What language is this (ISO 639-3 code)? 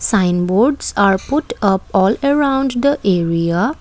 eng